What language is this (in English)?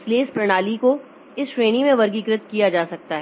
Hindi